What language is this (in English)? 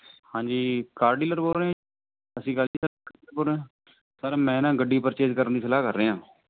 Punjabi